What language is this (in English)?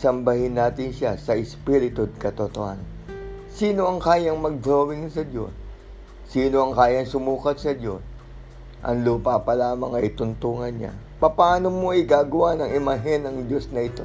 Filipino